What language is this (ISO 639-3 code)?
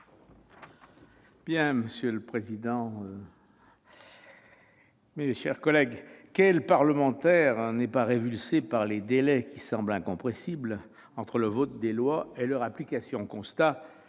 fra